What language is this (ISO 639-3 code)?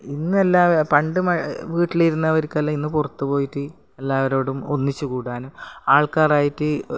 mal